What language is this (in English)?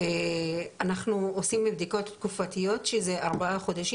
Hebrew